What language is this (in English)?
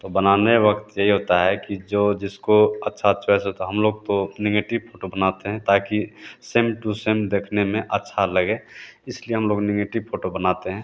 Hindi